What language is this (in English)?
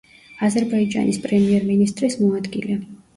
Georgian